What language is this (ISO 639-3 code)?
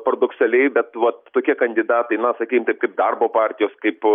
lit